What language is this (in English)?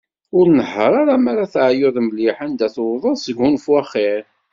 Kabyle